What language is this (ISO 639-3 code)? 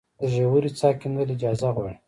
pus